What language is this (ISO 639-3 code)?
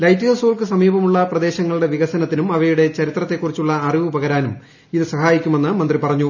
mal